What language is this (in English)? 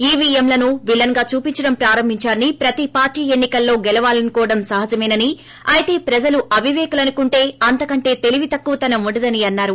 Telugu